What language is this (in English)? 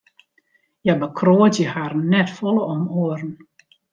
Western Frisian